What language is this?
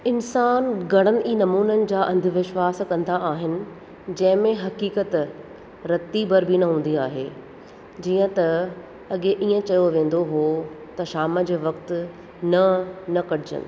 Sindhi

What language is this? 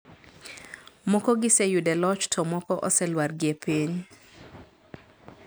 Luo (Kenya and Tanzania)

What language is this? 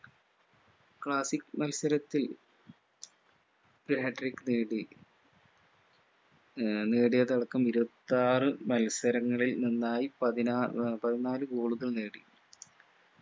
Malayalam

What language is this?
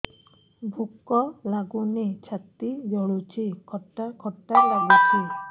Odia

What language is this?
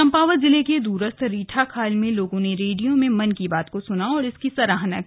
Hindi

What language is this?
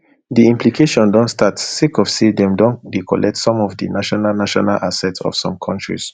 Nigerian Pidgin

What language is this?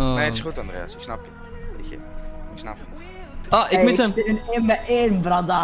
Dutch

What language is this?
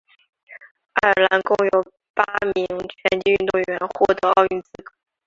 Chinese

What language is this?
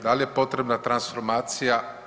Croatian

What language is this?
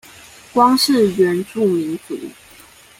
Chinese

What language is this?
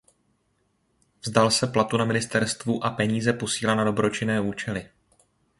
Czech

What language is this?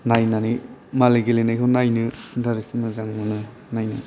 Bodo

